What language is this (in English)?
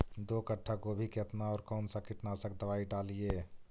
Magahi